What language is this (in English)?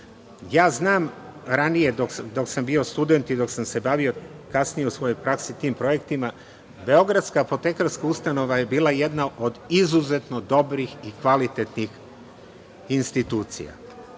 Serbian